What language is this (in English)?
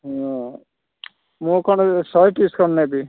Odia